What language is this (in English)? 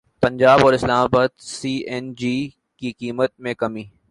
Urdu